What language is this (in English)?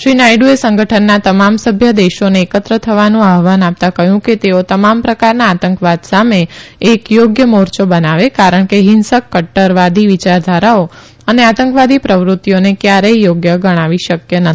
Gujarati